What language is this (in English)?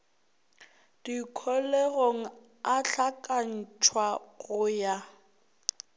Northern Sotho